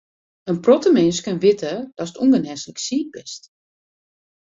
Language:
Western Frisian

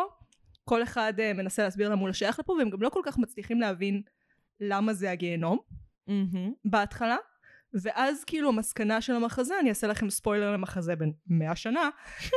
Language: Hebrew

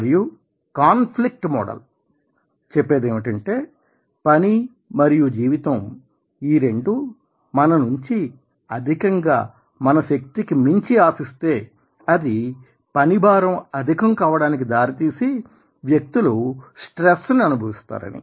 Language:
Telugu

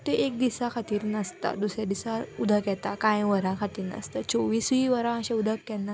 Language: Konkani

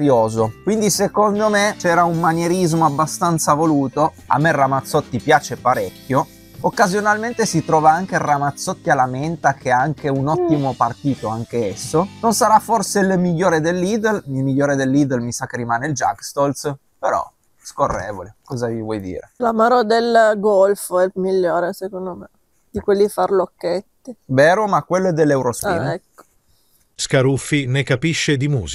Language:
Italian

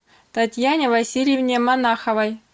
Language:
Russian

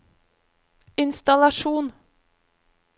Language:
Norwegian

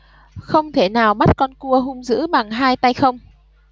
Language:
Vietnamese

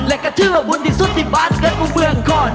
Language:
Thai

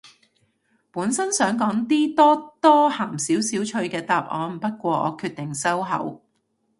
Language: Cantonese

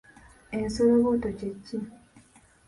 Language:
Ganda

